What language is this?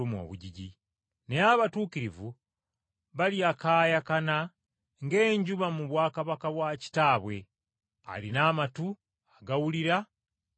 Ganda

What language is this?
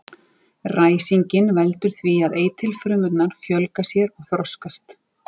Icelandic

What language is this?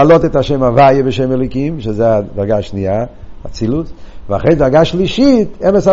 Hebrew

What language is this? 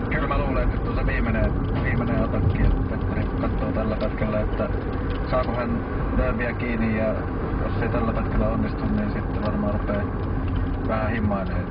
Finnish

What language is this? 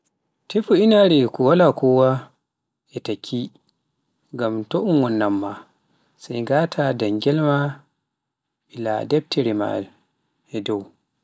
Pular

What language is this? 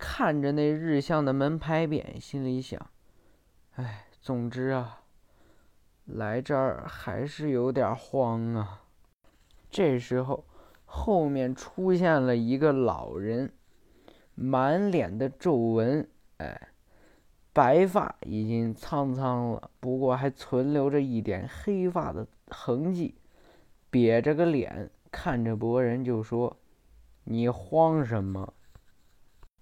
Chinese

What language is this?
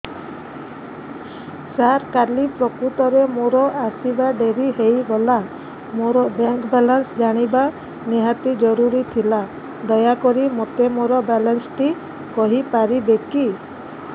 Odia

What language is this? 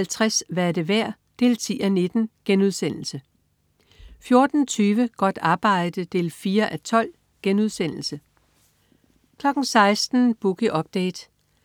Danish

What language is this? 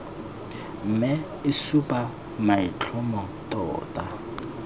Tswana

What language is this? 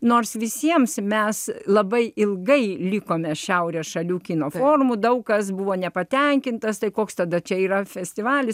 Lithuanian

